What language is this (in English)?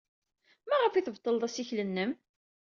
Kabyle